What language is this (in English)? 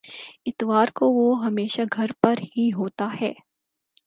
Urdu